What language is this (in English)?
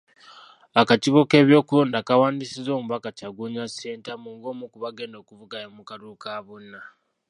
Ganda